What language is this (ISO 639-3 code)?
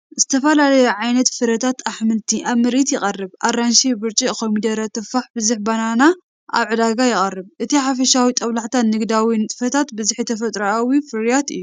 tir